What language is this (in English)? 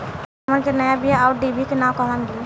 Bhojpuri